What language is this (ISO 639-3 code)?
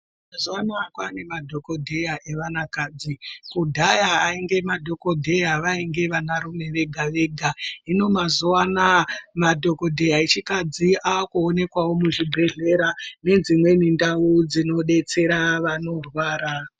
ndc